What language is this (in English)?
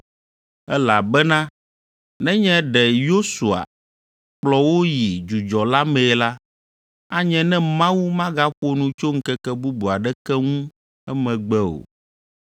Ewe